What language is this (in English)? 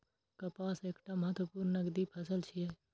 Maithili